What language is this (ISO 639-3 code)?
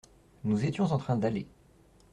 fra